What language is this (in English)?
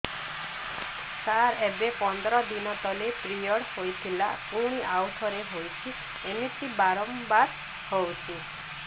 Odia